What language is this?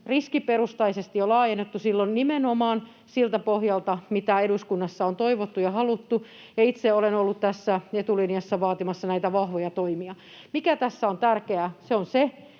Finnish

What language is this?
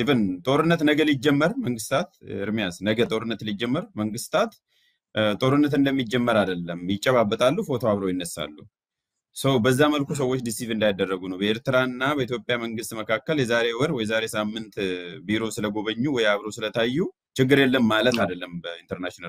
Arabic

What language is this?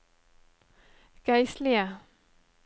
Norwegian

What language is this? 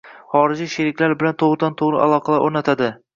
Uzbek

